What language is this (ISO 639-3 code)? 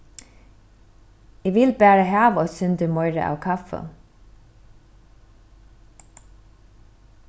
fao